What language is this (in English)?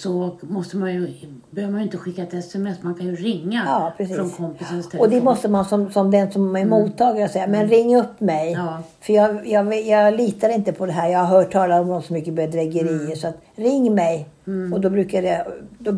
Swedish